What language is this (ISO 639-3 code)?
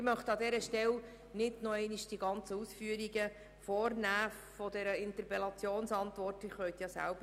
gsw